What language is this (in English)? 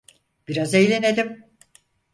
Turkish